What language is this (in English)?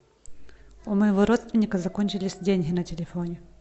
Russian